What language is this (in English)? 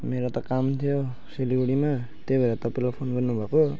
Nepali